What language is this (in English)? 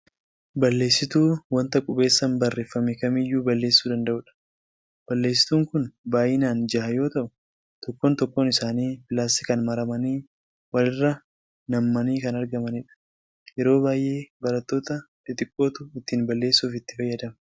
Oromo